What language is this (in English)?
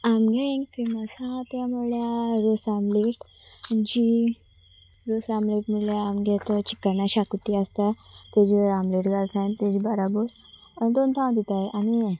Konkani